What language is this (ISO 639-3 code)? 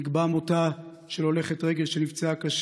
heb